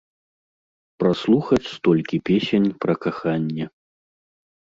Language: Belarusian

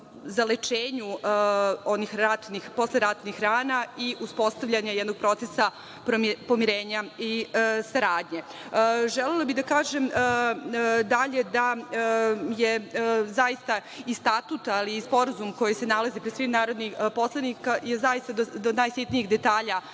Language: Serbian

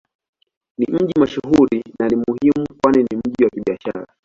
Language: Swahili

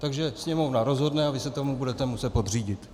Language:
Czech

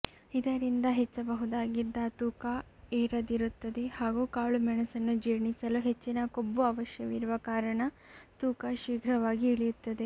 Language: Kannada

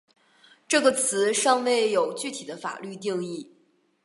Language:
Chinese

